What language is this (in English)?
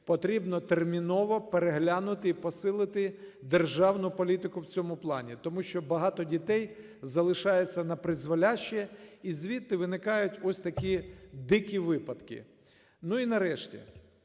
Ukrainian